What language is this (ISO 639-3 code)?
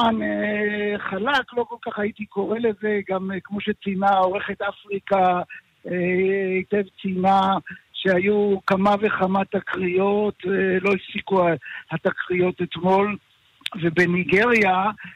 heb